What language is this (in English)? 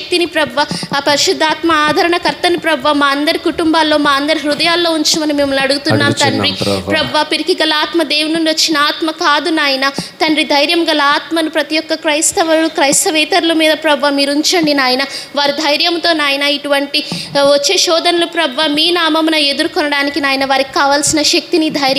Romanian